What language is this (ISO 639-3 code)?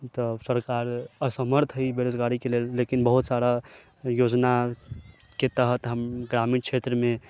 mai